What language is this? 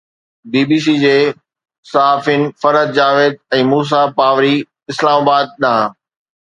Sindhi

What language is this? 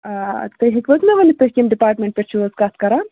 Kashmiri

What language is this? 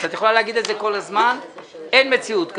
Hebrew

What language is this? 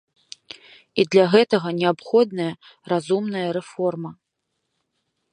Belarusian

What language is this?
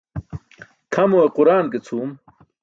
Burushaski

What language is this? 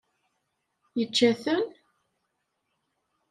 Kabyle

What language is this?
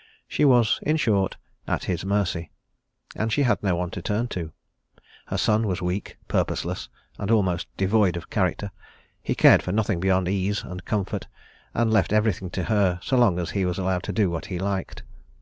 English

